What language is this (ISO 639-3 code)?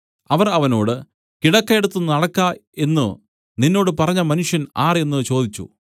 mal